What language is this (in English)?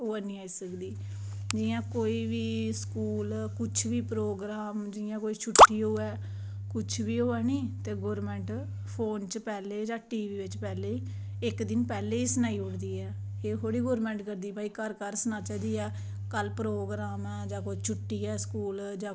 Dogri